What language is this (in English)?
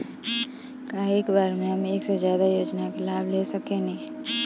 Bhojpuri